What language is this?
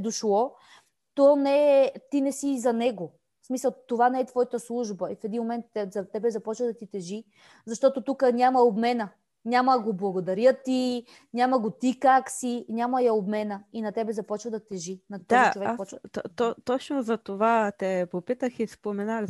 Bulgarian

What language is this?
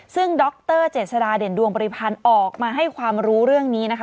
Thai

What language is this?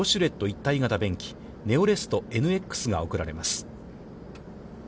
Japanese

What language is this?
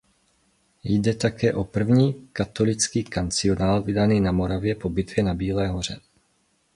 Czech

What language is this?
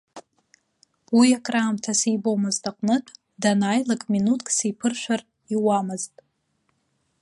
Abkhazian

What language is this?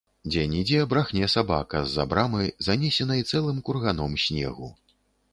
Belarusian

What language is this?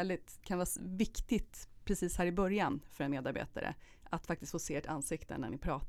Swedish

